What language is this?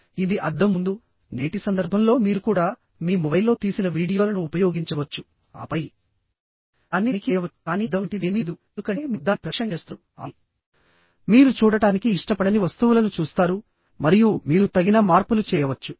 Telugu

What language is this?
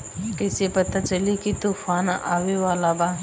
Bhojpuri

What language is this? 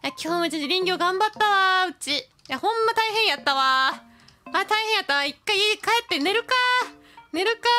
Japanese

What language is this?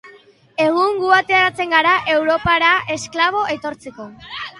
Basque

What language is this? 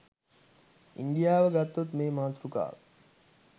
Sinhala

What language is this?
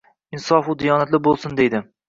Uzbek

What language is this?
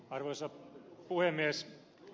Finnish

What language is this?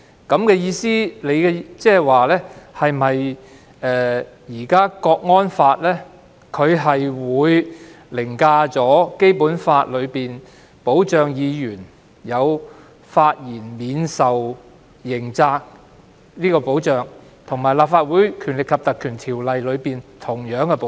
Cantonese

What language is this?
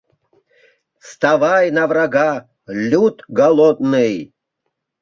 Mari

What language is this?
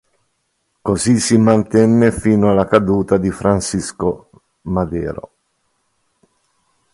Italian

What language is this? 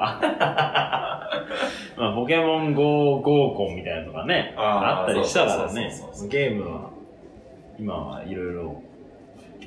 Japanese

